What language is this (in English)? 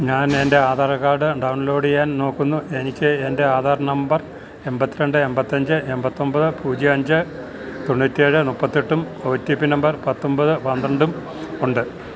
Malayalam